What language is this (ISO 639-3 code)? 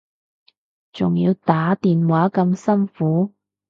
yue